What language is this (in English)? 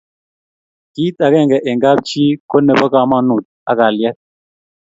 Kalenjin